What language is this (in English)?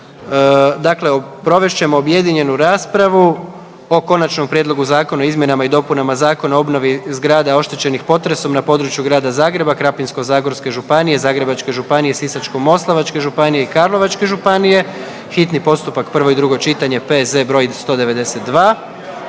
Croatian